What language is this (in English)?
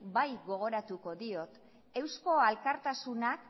Basque